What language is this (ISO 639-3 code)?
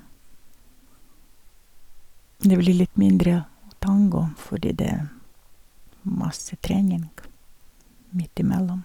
nor